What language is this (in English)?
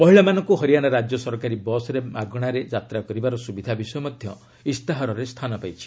Odia